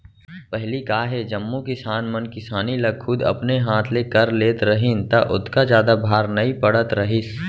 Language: Chhattisgarhi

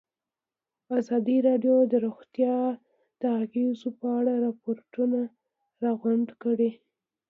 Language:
Pashto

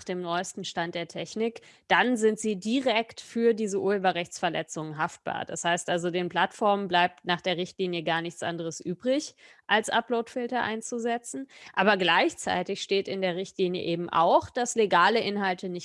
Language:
German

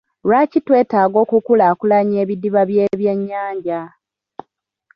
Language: Ganda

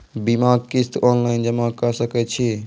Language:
Maithili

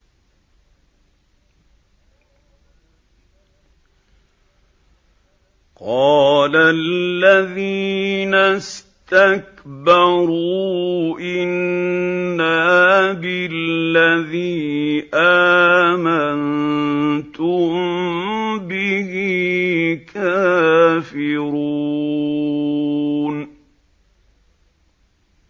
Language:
Arabic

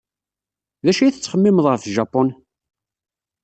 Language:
Kabyle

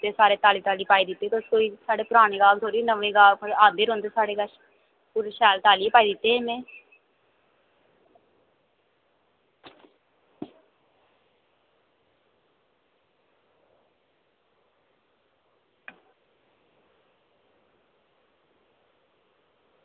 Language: Dogri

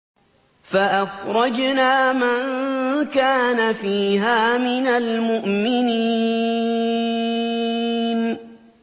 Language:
Arabic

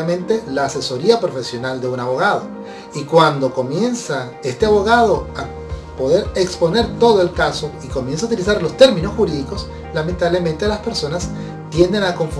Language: Spanish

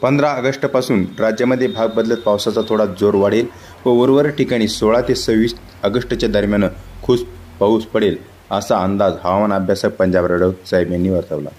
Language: Hindi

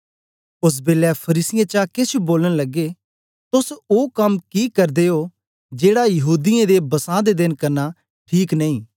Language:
Dogri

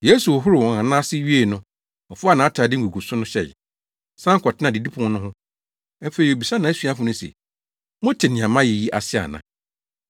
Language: Akan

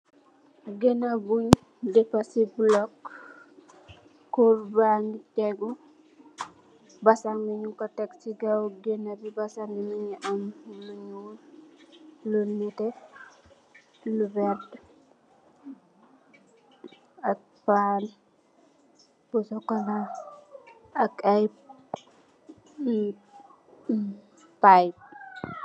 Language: Wolof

